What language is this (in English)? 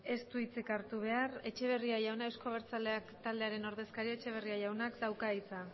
Basque